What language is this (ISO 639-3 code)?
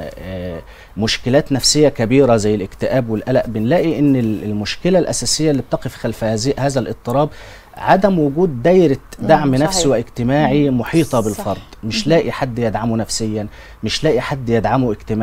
ara